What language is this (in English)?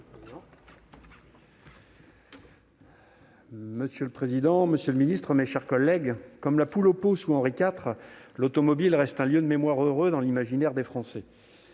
French